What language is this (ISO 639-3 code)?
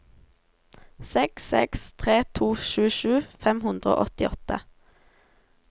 nor